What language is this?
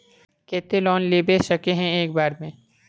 Magahi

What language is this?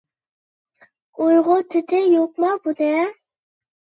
Uyghur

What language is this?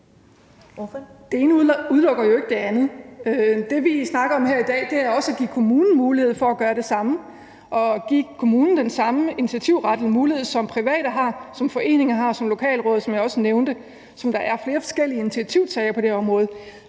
Danish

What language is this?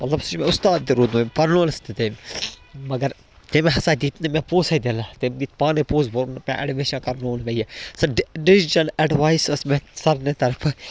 Kashmiri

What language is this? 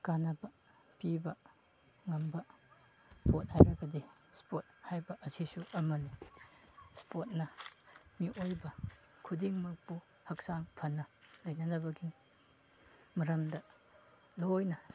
Manipuri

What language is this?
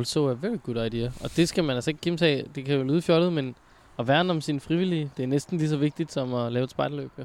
Danish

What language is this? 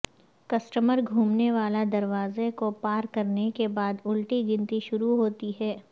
Urdu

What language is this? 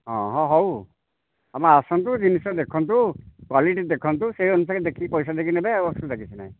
Odia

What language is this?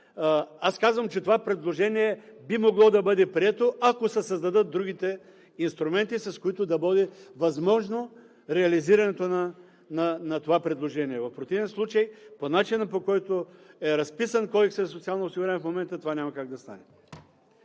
Bulgarian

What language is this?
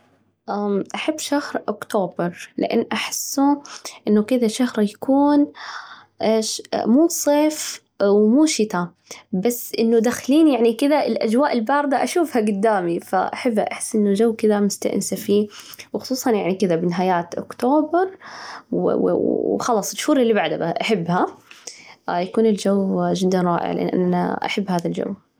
Najdi Arabic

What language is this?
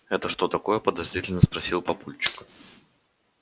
Russian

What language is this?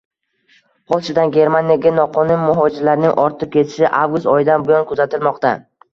Uzbek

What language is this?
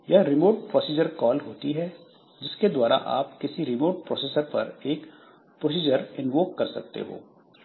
Hindi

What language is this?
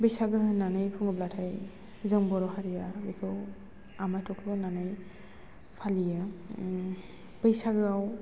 Bodo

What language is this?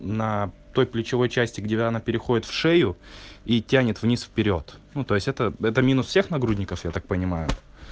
Russian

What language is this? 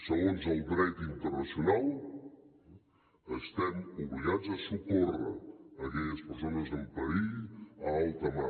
Catalan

